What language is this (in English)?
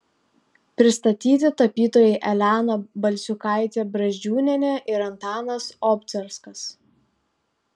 Lithuanian